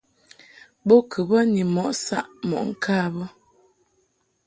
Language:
Mungaka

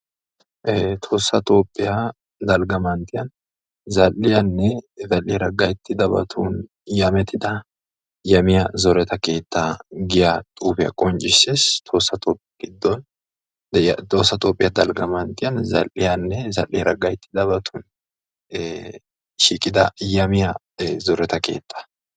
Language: Wolaytta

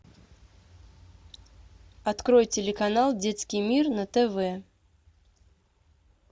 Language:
Russian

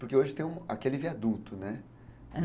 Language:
Portuguese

